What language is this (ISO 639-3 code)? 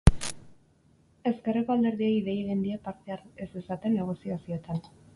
eus